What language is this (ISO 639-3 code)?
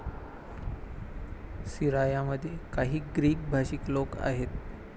mar